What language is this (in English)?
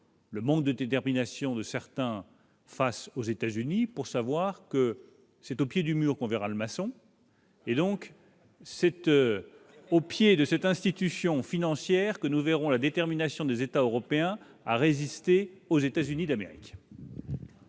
French